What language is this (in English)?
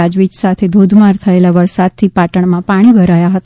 Gujarati